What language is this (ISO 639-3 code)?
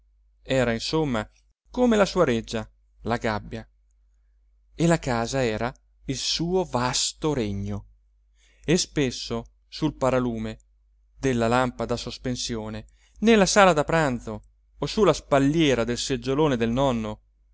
ita